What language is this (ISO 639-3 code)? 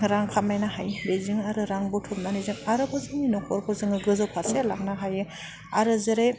brx